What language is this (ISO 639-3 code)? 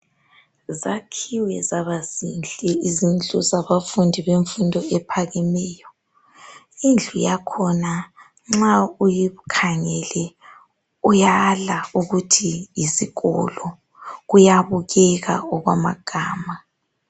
nde